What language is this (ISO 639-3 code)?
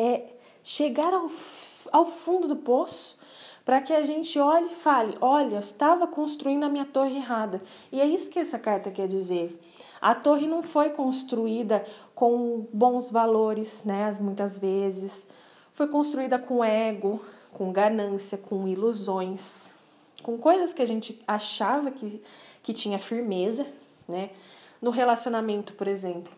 por